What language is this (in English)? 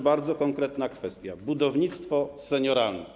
Polish